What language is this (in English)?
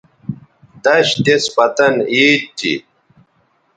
Bateri